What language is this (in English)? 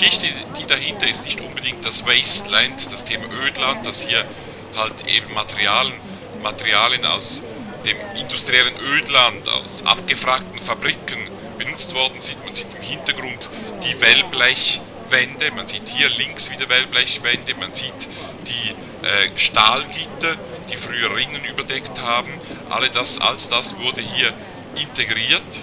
German